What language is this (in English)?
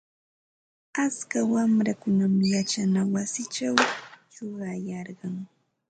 Ambo-Pasco Quechua